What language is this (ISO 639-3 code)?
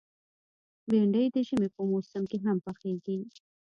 pus